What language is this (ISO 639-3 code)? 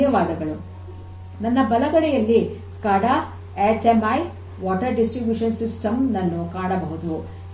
kan